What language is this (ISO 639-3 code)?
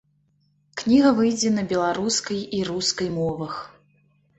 bel